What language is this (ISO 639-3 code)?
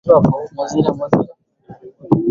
swa